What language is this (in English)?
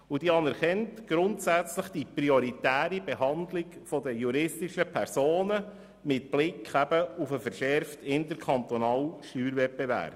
Swiss German